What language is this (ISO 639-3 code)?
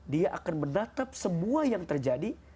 ind